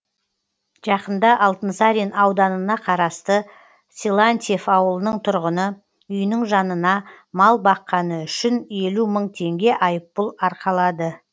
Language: Kazakh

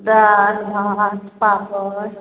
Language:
Maithili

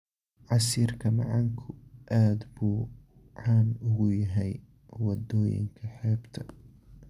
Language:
Somali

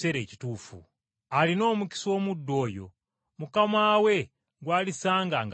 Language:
Ganda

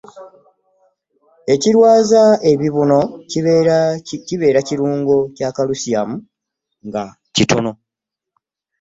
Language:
Ganda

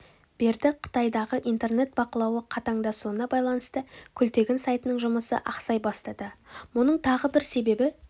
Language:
Kazakh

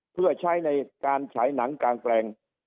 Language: Thai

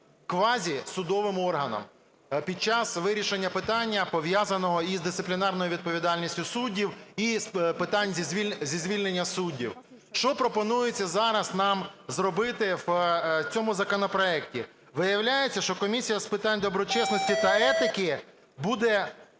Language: Ukrainian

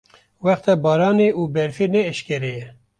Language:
Kurdish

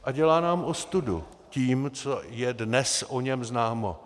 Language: Czech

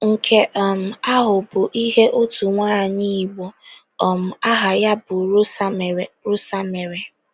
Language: Igbo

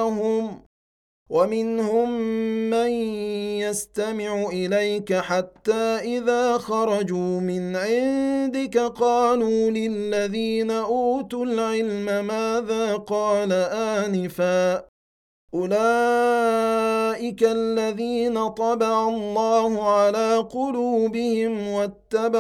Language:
Arabic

